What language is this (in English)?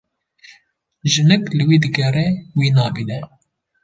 Kurdish